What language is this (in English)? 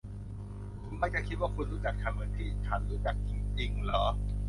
Thai